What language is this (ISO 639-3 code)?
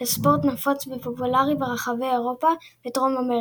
heb